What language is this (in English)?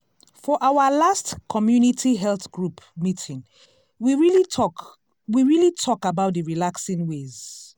Nigerian Pidgin